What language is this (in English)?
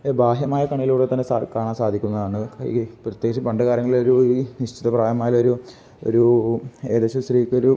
Malayalam